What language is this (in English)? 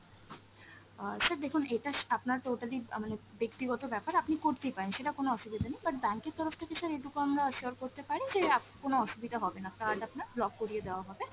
Bangla